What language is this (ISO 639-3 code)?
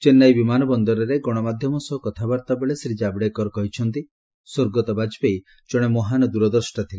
ori